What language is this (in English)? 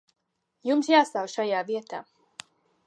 Latvian